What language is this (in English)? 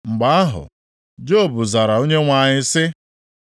Igbo